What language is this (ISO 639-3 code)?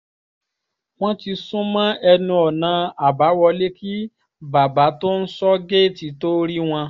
yor